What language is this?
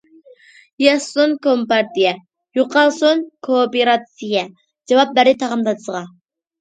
Uyghur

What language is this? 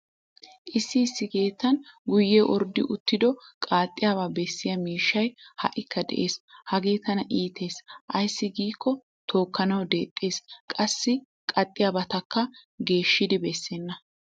Wolaytta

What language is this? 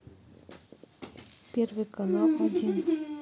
Russian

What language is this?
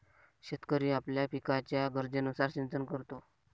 Marathi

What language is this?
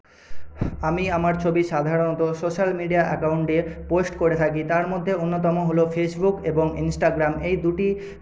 Bangla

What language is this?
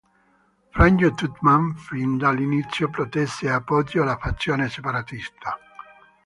Italian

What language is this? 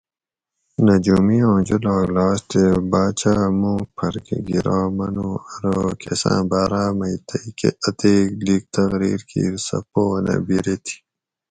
Gawri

